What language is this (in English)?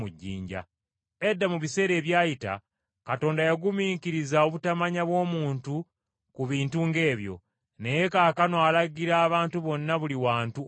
Ganda